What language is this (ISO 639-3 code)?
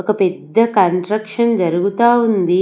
tel